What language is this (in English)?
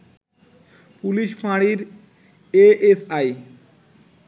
Bangla